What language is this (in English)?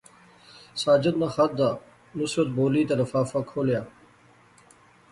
Pahari-Potwari